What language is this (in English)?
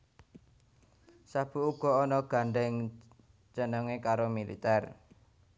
Javanese